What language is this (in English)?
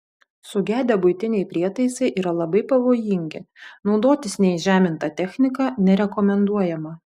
Lithuanian